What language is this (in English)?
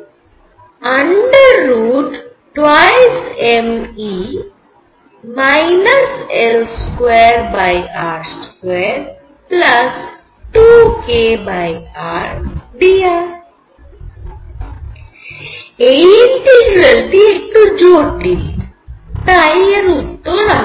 Bangla